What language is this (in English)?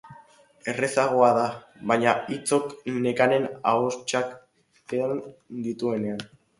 Basque